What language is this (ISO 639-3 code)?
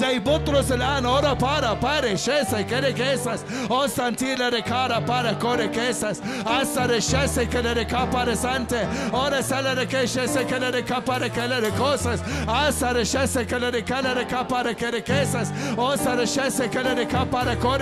ara